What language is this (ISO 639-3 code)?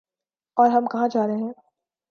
urd